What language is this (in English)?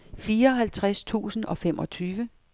Danish